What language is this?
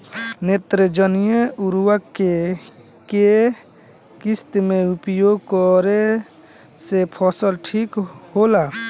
Bhojpuri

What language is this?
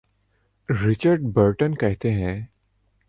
Urdu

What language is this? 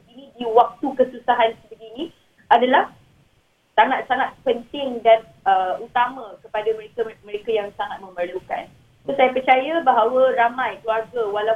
Malay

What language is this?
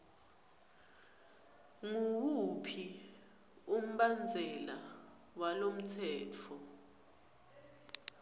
Swati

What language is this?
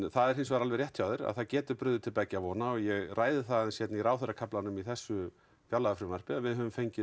Icelandic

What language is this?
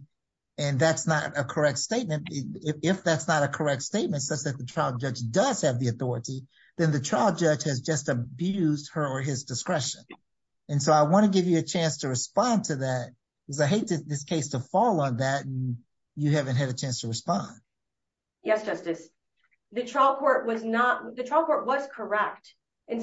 English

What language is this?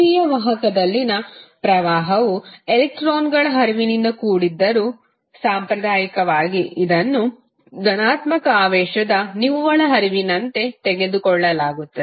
Kannada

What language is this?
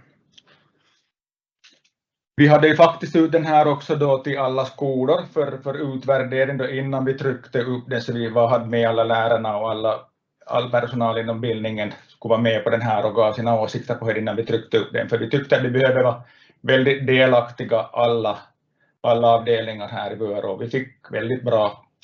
Swedish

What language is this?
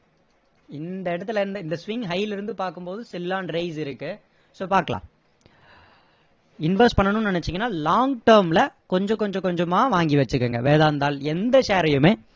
Tamil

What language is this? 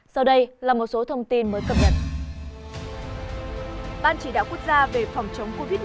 Vietnamese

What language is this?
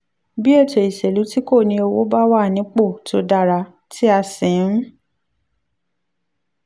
Yoruba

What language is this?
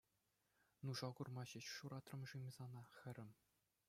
Chuvash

